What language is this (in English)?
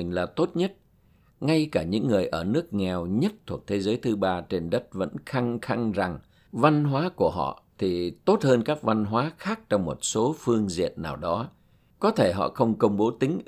Vietnamese